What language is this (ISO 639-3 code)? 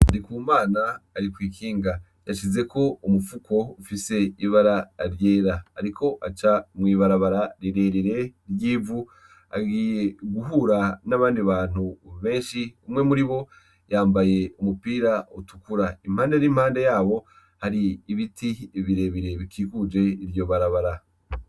run